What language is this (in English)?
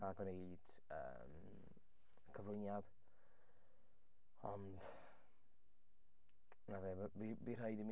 Welsh